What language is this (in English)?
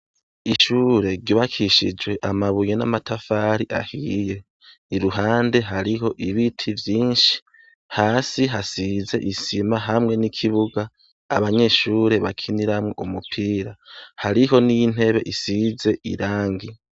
Rundi